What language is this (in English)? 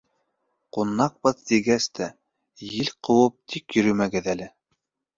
Bashkir